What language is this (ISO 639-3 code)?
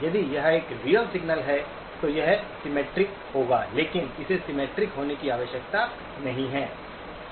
hin